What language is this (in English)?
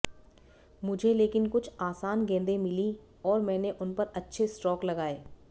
Hindi